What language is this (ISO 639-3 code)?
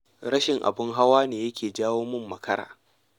hau